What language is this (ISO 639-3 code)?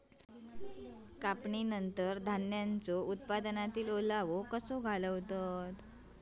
mar